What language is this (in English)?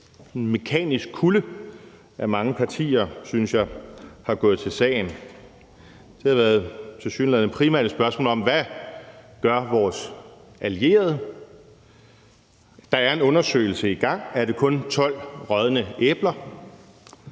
Danish